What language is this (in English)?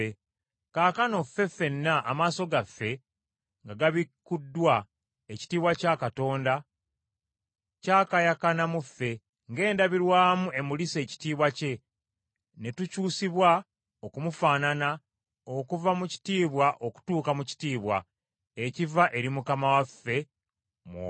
Ganda